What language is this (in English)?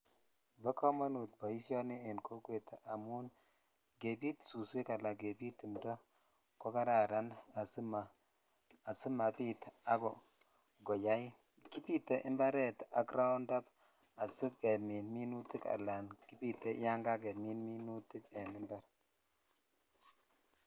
Kalenjin